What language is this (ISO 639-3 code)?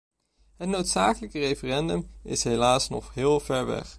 nld